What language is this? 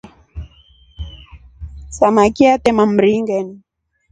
Rombo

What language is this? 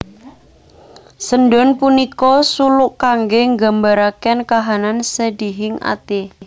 Javanese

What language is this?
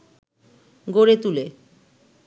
Bangla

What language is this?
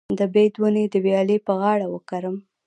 Pashto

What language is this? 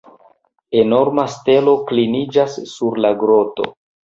Esperanto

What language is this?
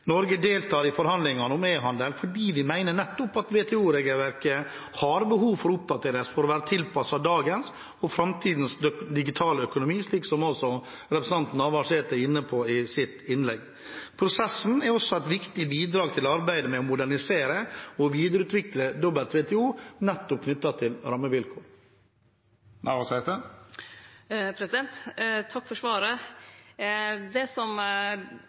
Norwegian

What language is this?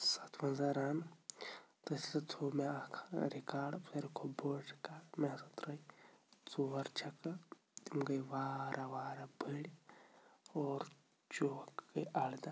Kashmiri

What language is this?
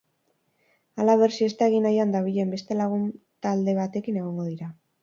Basque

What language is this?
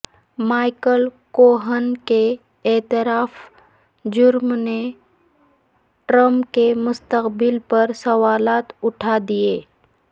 Urdu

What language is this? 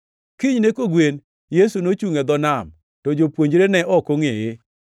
Luo (Kenya and Tanzania)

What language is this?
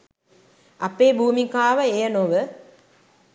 Sinhala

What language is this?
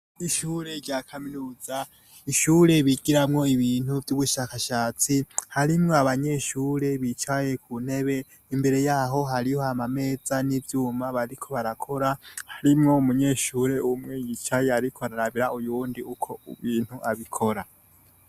Rundi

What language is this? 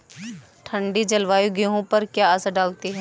Hindi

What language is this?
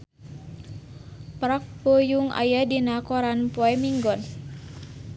Sundanese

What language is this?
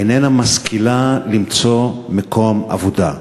Hebrew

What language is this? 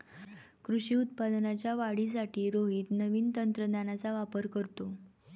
Marathi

